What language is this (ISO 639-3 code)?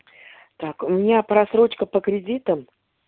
rus